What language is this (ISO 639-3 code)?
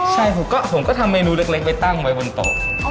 tha